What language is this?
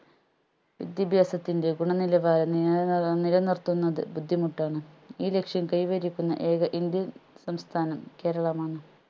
Malayalam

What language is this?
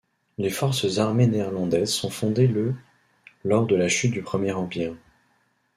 French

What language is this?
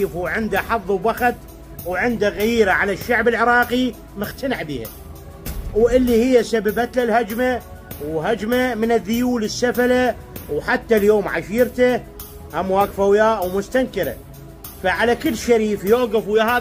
Arabic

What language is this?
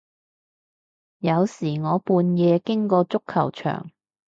Cantonese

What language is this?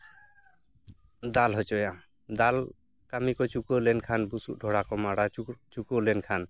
Santali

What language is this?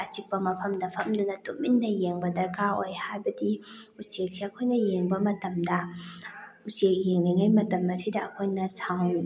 Manipuri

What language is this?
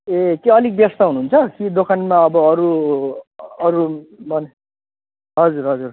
Nepali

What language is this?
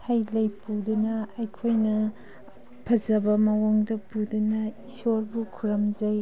Manipuri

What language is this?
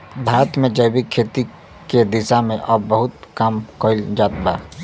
Bhojpuri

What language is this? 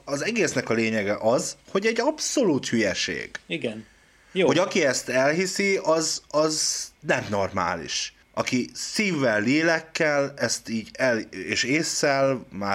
Hungarian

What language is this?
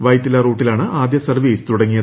Malayalam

